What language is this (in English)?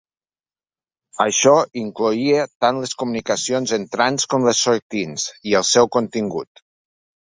Catalan